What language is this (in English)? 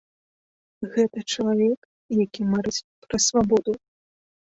Belarusian